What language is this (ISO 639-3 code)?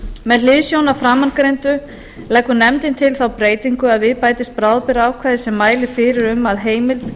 isl